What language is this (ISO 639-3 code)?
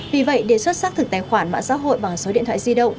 vie